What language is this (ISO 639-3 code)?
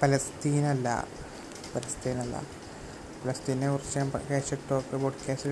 mal